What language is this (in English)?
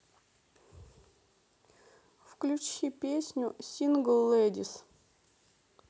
Russian